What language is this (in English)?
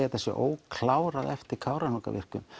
Icelandic